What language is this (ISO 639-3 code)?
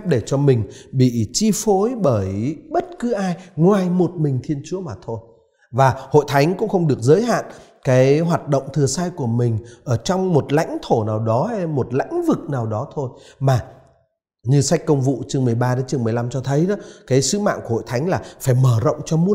vie